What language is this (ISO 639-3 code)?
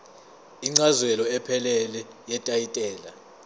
zul